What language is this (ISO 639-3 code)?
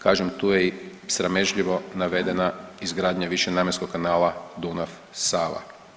hrv